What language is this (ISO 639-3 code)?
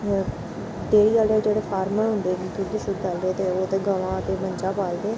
doi